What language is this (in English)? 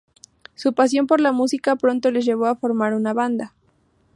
Spanish